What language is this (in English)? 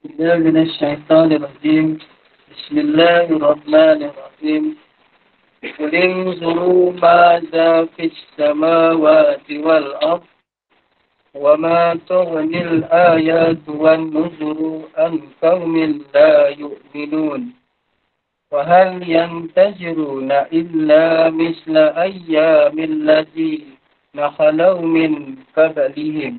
Malay